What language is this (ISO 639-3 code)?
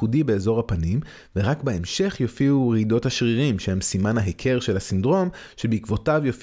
heb